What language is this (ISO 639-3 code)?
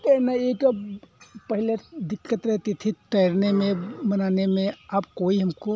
hin